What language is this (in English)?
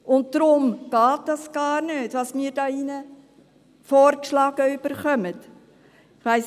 Swiss German